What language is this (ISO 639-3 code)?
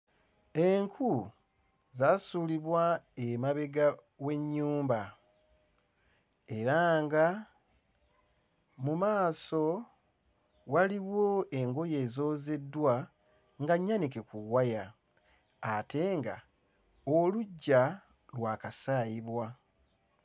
lug